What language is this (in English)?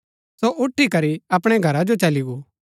Gaddi